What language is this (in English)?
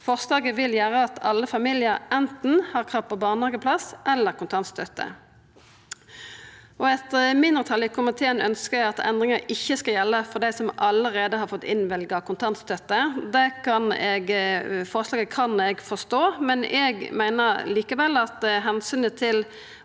Norwegian